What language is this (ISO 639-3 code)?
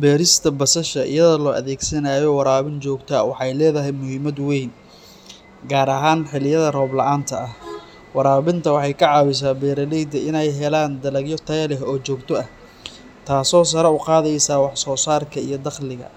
som